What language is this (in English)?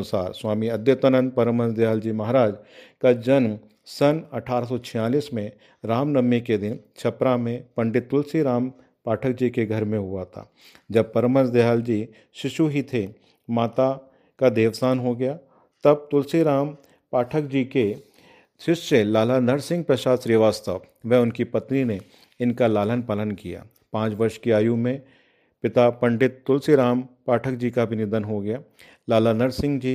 Hindi